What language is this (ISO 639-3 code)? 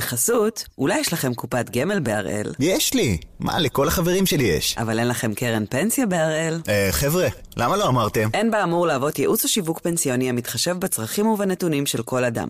heb